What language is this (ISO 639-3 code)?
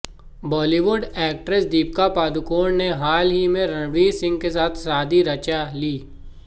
hin